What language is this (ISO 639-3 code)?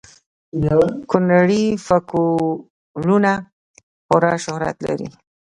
pus